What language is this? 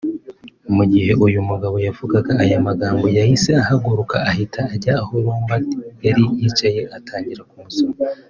Kinyarwanda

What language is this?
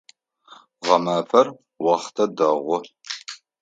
Adyghe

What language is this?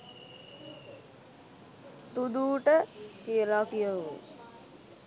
Sinhala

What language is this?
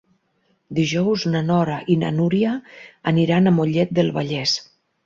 Catalan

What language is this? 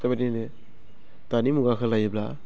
Bodo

